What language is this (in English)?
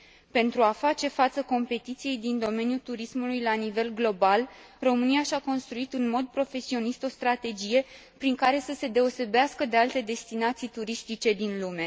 Romanian